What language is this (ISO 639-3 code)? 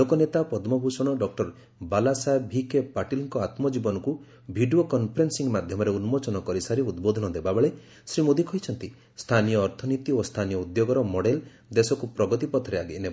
ori